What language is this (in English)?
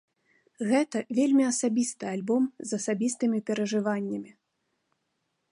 Belarusian